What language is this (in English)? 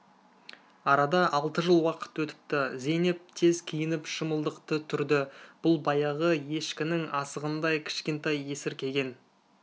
Kazakh